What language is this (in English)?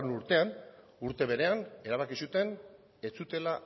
Basque